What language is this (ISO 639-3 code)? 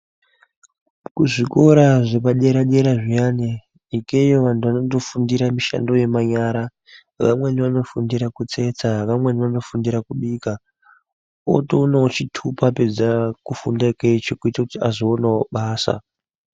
ndc